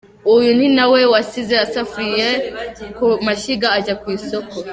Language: Kinyarwanda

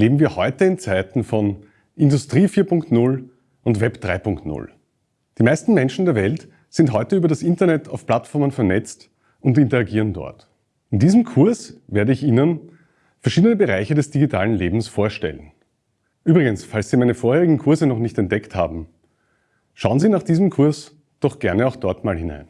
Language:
German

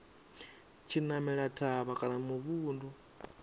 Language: Venda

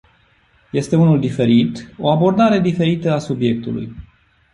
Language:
Romanian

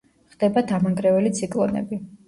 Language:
Georgian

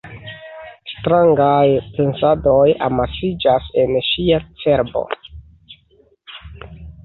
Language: Esperanto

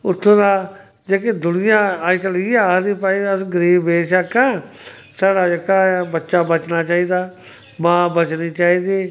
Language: Dogri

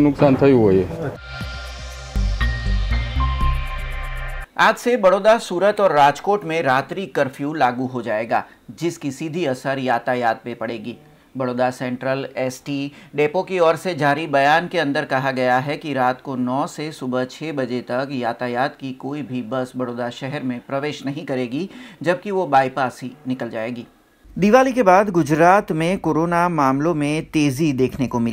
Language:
Hindi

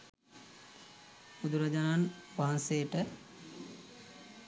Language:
Sinhala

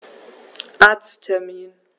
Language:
German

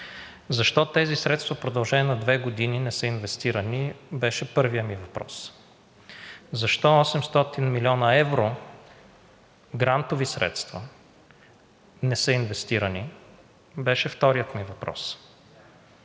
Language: Bulgarian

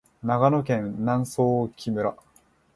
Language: Japanese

